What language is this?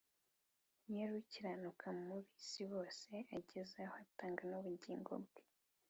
Kinyarwanda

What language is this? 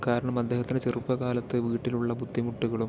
Malayalam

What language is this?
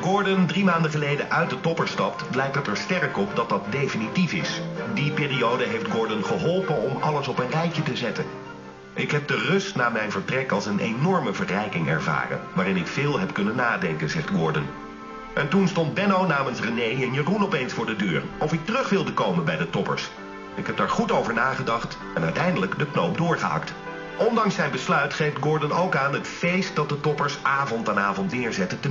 Dutch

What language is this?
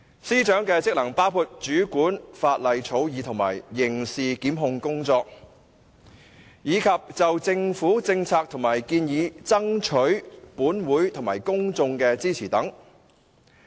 Cantonese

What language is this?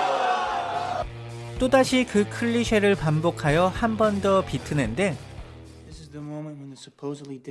Korean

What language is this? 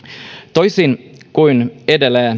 Finnish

